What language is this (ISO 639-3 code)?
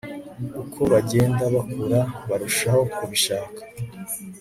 kin